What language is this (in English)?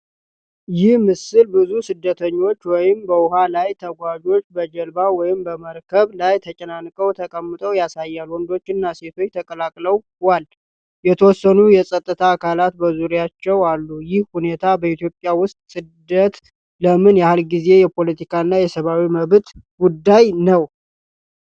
Amharic